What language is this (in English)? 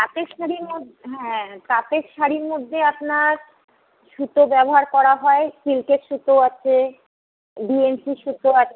Bangla